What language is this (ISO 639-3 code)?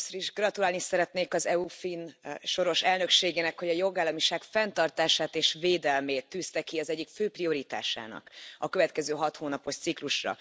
hun